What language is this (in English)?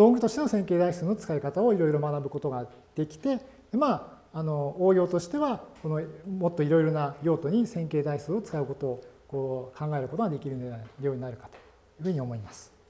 Japanese